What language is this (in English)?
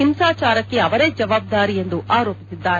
Kannada